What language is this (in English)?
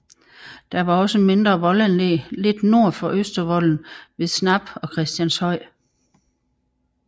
Danish